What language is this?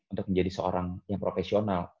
Indonesian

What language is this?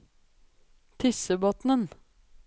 Norwegian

